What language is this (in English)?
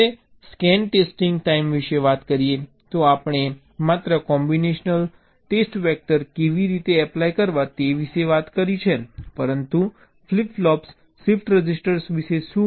Gujarati